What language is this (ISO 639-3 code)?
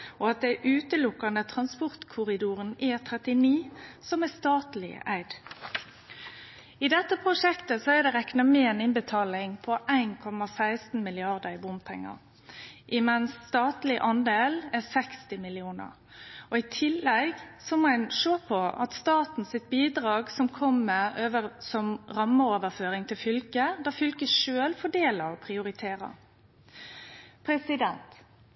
nno